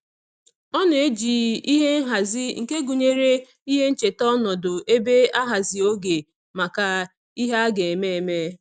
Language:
Igbo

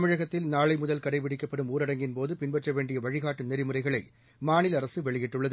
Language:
Tamil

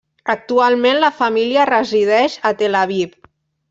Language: Catalan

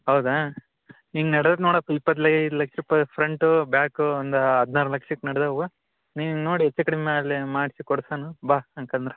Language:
Kannada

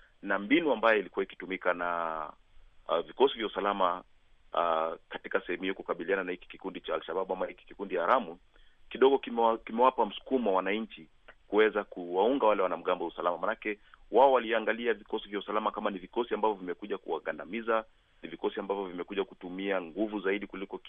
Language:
Swahili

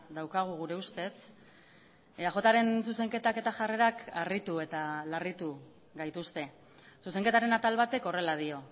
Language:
Basque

